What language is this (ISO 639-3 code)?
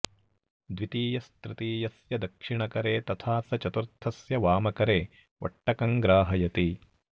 san